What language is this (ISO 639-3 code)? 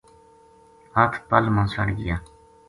gju